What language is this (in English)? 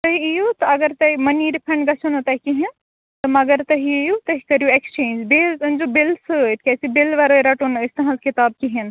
Kashmiri